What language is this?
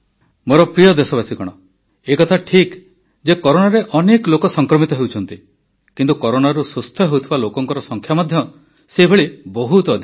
Odia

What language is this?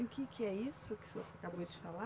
Portuguese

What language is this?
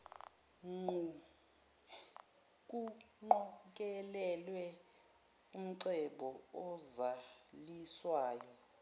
Zulu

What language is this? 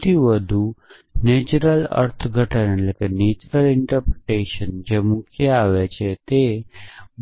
Gujarati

